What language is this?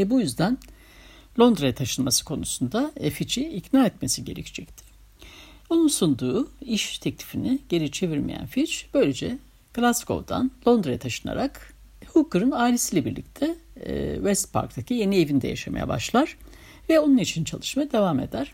Turkish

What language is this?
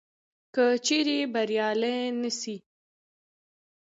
Pashto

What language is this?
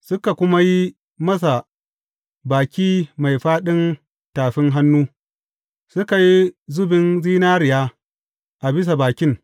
Hausa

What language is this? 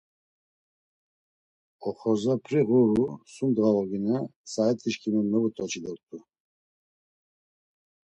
Laz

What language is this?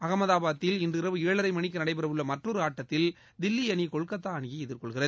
Tamil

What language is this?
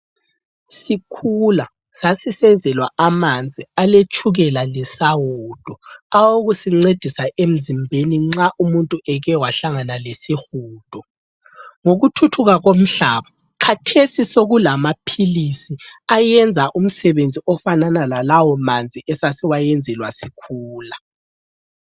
North Ndebele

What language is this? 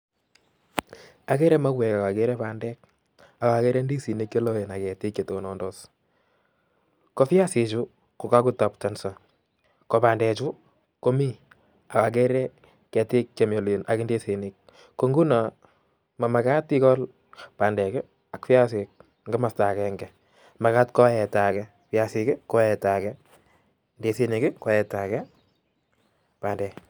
Kalenjin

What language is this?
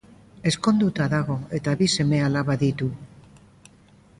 Basque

